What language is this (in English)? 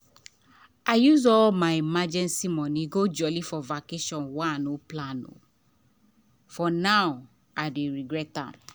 Nigerian Pidgin